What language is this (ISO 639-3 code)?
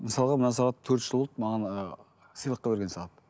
kaz